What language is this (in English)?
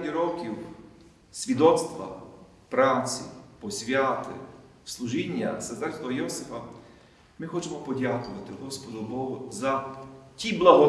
Ukrainian